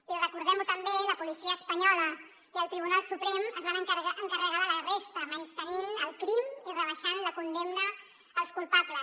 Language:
Catalan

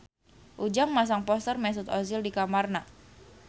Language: Sundanese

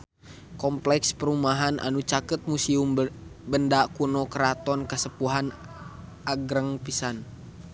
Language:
Sundanese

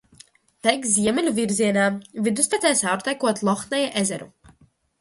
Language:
Latvian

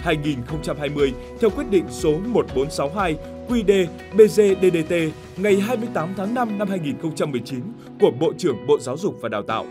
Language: Vietnamese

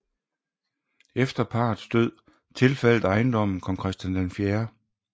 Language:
Danish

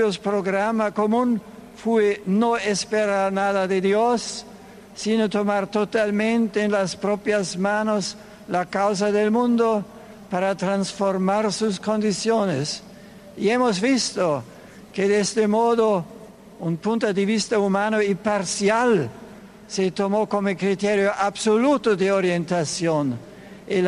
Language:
Spanish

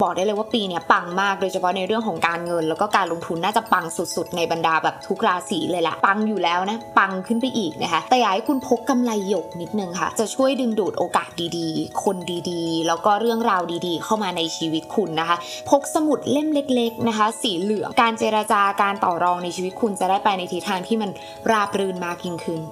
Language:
Thai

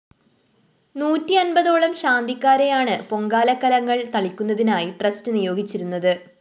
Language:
Malayalam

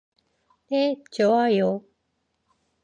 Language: Korean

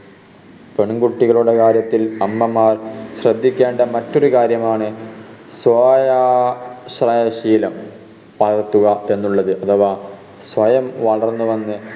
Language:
Malayalam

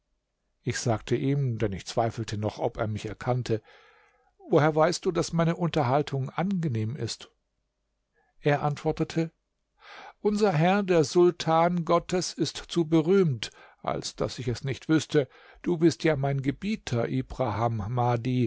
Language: German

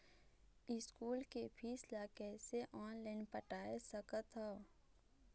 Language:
Chhattisgarhi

